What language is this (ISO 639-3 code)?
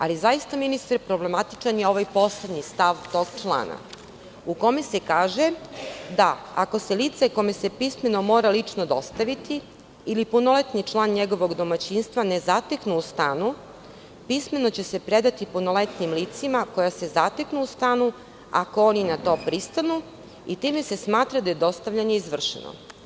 srp